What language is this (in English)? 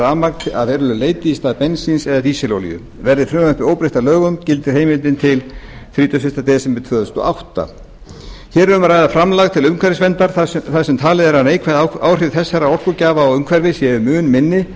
Icelandic